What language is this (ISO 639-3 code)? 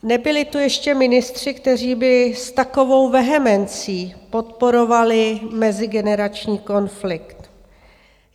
ces